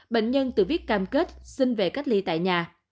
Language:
Vietnamese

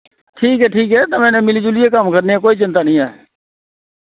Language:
Dogri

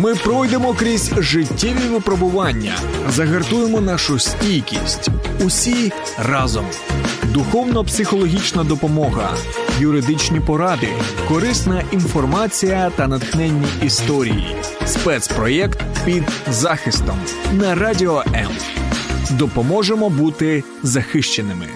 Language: Ukrainian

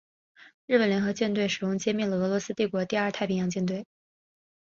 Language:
Chinese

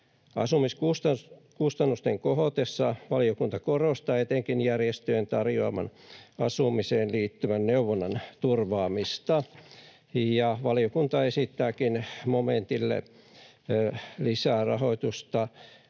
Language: Finnish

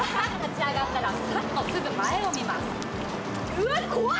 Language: Japanese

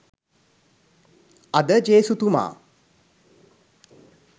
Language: Sinhala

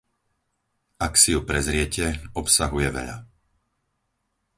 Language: Slovak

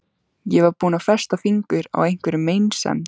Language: Icelandic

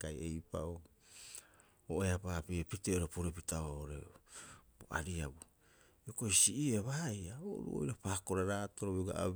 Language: Rapoisi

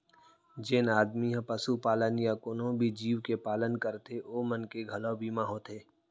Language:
Chhattisgarhi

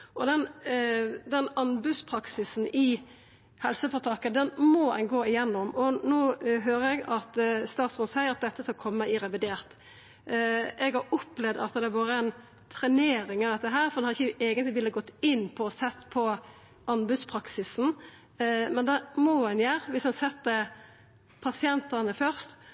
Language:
Norwegian Nynorsk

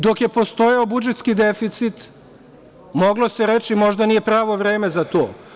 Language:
Serbian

